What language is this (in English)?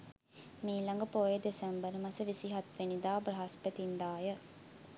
Sinhala